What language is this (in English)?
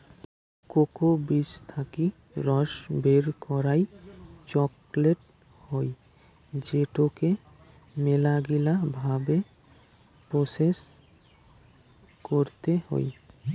Bangla